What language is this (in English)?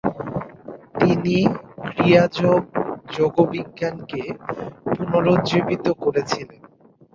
Bangla